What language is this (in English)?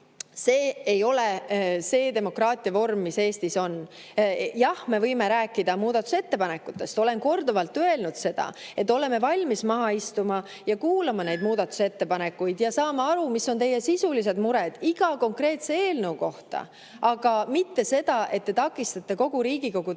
Estonian